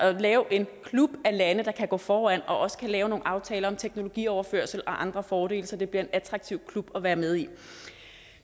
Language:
Danish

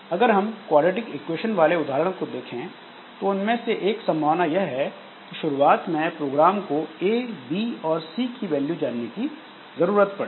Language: Hindi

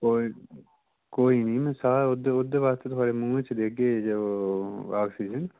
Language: Dogri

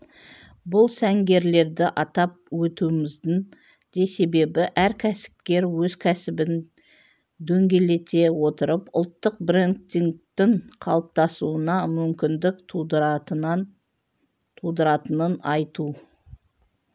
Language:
Kazakh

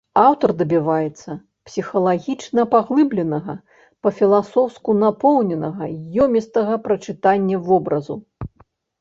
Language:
Belarusian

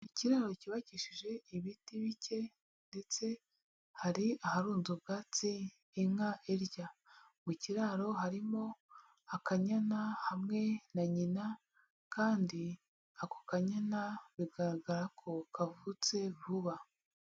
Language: Kinyarwanda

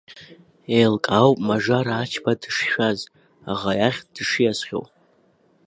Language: Abkhazian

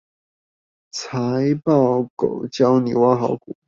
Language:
Chinese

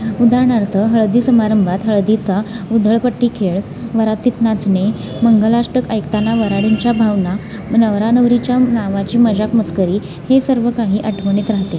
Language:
Marathi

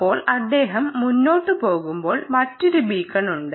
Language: Malayalam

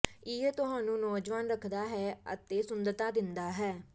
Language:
Punjabi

